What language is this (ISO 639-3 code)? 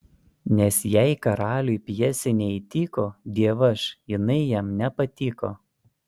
lit